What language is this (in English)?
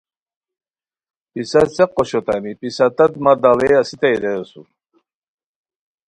Khowar